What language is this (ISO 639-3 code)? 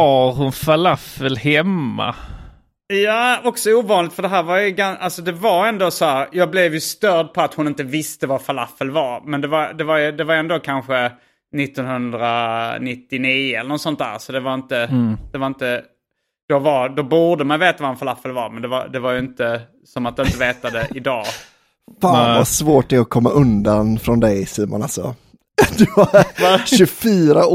swe